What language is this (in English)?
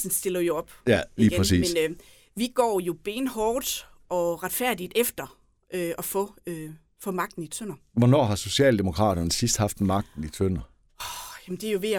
Danish